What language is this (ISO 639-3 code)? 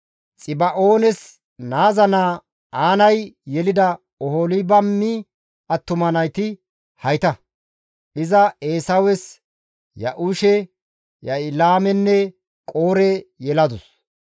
gmv